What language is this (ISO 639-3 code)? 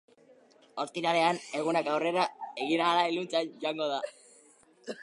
eus